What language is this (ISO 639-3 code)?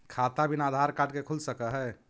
mag